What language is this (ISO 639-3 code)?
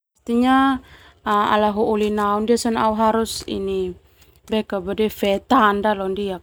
twu